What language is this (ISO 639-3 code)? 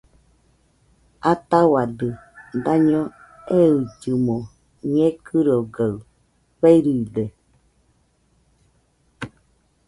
hux